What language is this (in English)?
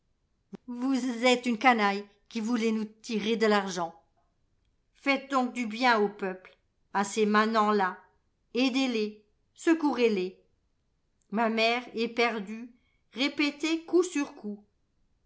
French